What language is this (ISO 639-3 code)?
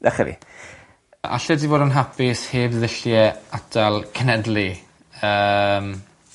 cym